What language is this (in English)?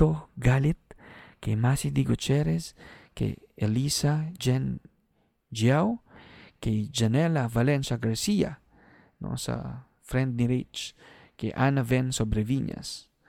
Filipino